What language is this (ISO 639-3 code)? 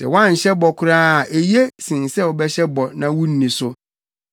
aka